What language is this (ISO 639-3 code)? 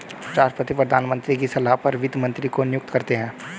hin